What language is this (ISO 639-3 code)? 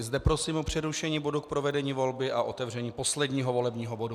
ces